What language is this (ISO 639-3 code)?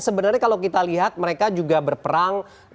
ind